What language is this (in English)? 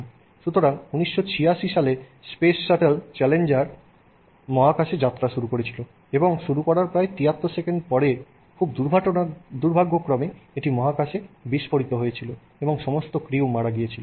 Bangla